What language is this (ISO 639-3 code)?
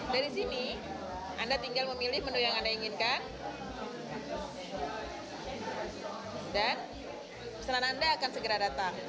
ind